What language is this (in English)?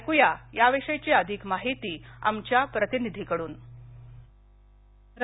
Marathi